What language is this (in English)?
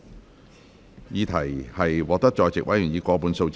Cantonese